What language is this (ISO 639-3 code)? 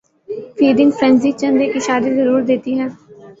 urd